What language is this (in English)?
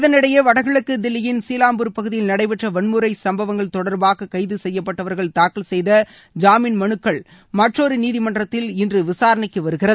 Tamil